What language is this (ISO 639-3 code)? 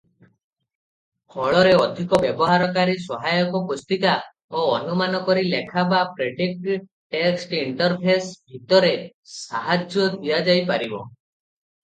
ori